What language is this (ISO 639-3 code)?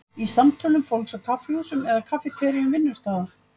isl